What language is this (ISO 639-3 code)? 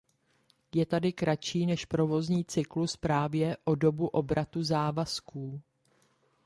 ces